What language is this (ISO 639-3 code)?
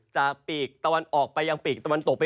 tha